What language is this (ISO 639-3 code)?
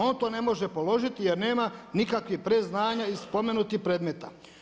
hrv